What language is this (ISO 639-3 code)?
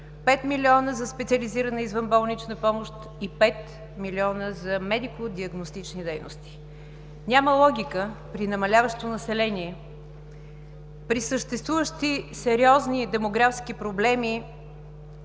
bul